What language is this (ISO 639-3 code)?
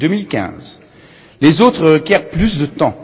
fra